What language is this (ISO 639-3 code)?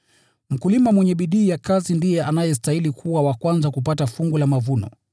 swa